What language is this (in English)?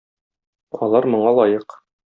Tatar